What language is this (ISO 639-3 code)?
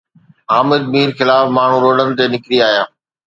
snd